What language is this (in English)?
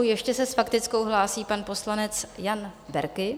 Czech